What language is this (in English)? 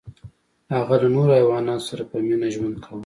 Pashto